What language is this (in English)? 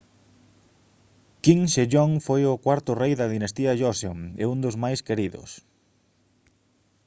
Galician